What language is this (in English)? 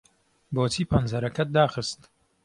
Central Kurdish